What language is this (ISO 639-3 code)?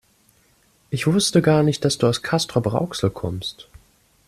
deu